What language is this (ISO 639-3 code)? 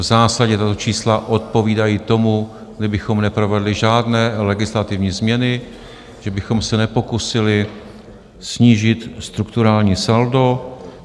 ces